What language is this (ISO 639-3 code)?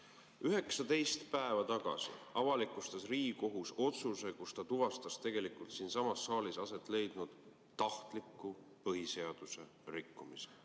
est